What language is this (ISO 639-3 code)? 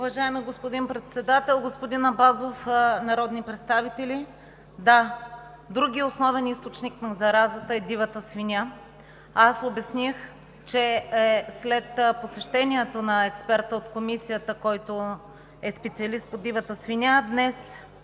bul